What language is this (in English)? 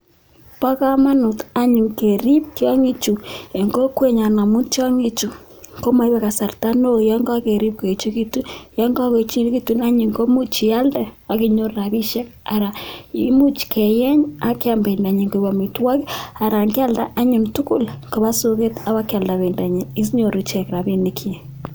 Kalenjin